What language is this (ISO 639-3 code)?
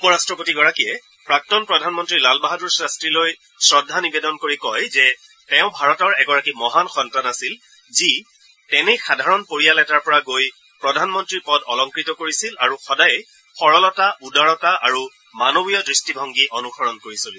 asm